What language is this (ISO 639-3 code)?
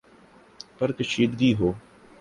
urd